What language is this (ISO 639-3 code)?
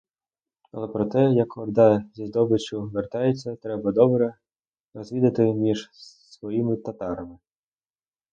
ukr